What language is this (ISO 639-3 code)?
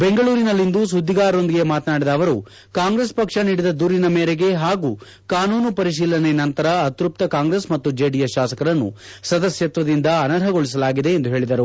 kan